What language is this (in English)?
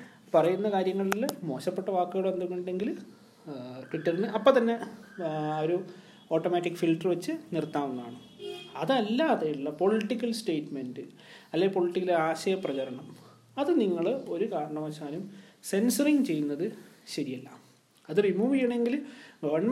Malayalam